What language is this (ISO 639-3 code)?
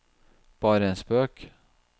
nor